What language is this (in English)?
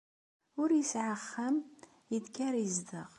Kabyle